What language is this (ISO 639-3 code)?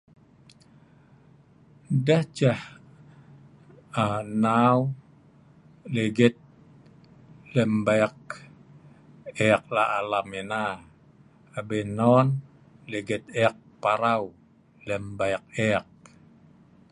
snv